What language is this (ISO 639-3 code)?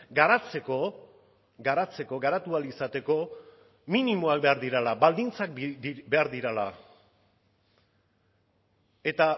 eus